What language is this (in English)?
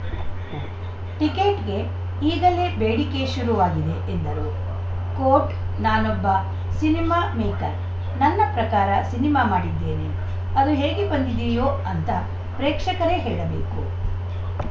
Kannada